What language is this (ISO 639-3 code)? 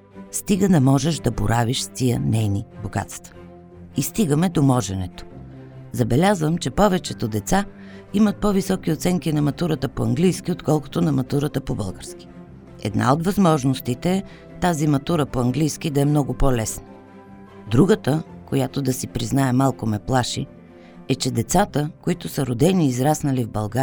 bul